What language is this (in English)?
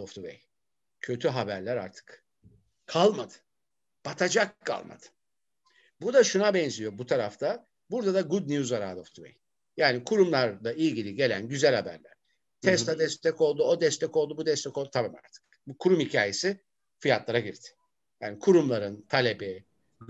Turkish